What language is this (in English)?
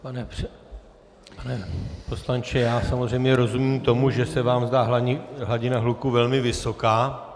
Czech